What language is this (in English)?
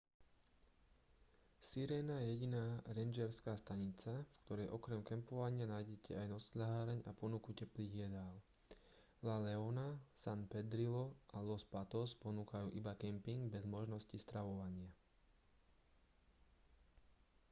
Slovak